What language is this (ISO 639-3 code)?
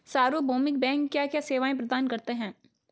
hin